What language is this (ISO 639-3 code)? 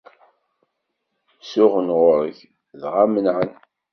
kab